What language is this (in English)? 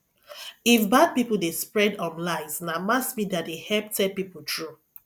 Nigerian Pidgin